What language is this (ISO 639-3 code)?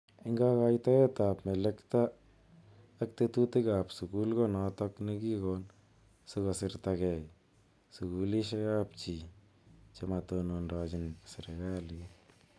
kln